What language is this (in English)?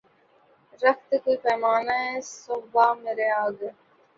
Urdu